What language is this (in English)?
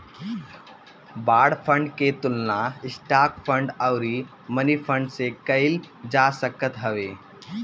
Bhojpuri